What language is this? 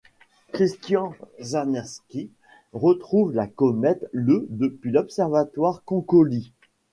French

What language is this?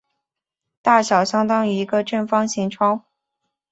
Chinese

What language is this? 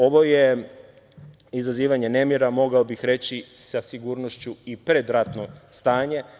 Serbian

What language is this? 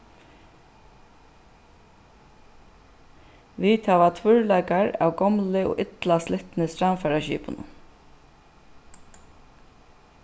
Faroese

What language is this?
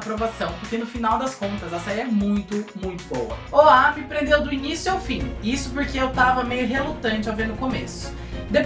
Portuguese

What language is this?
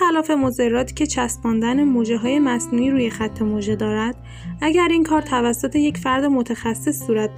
Persian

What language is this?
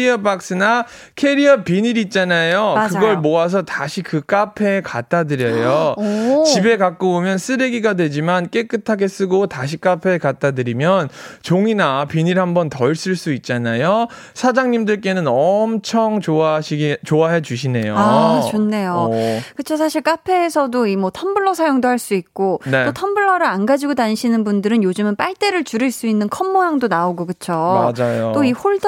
Korean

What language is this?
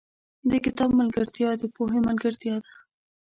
Pashto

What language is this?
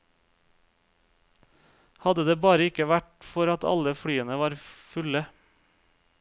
Norwegian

